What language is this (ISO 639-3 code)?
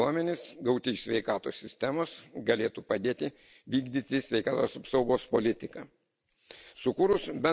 lit